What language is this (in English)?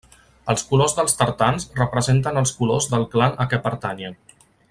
Catalan